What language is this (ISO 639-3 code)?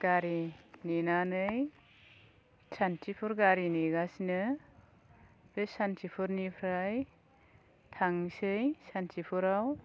brx